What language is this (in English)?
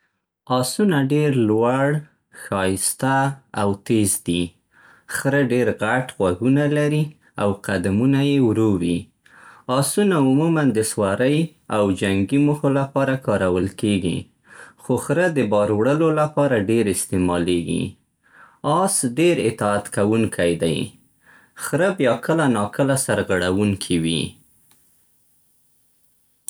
Central Pashto